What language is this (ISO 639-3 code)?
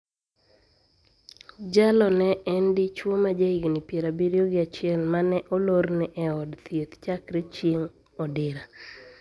luo